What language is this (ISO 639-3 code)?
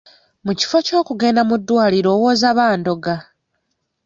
lug